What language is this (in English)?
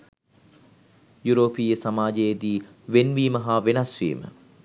Sinhala